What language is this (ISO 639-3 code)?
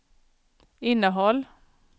swe